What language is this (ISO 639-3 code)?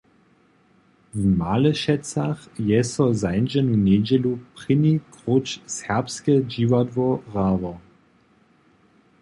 hsb